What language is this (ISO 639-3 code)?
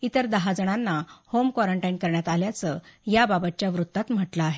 mar